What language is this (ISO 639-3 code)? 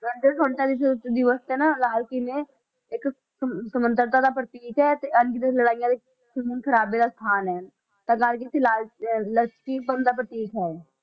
pan